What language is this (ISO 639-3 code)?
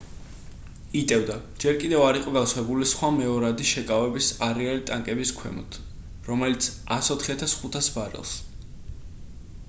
kat